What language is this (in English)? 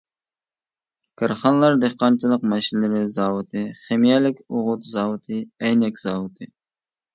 Uyghur